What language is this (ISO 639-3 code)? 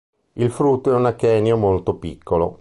ita